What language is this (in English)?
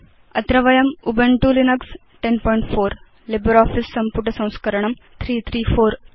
Sanskrit